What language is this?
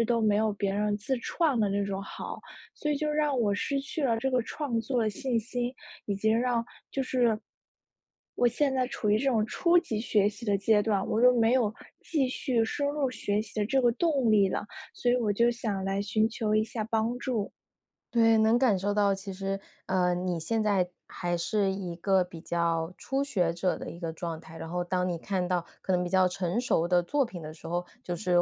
Chinese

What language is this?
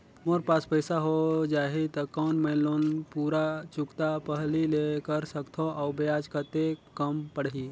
Chhattisgarhi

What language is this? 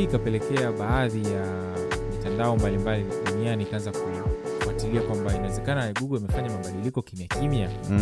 Swahili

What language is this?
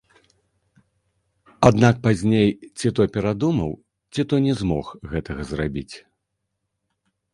Belarusian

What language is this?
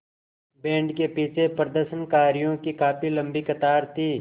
Hindi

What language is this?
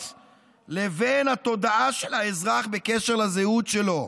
Hebrew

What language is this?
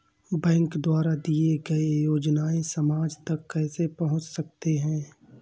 Hindi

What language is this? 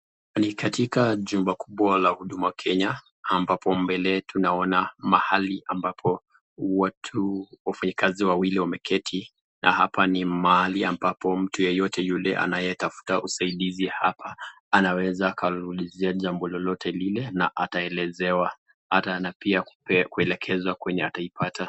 Swahili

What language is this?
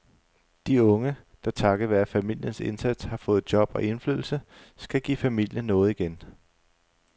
Danish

